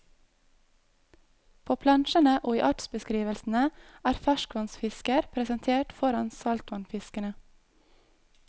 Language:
Norwegian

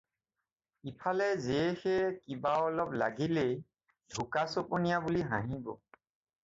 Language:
Assamese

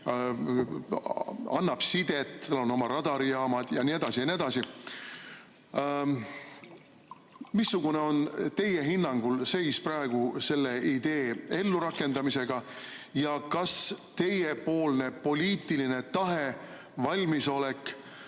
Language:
Estonian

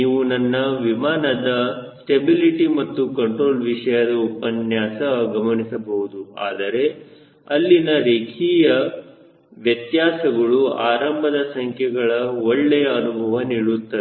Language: Kannada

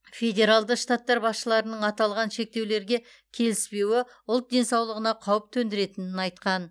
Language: Kazakh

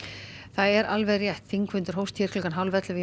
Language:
Icelandic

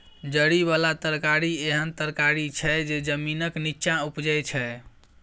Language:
Maithili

